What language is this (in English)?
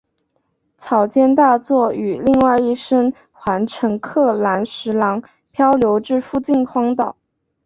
Chinese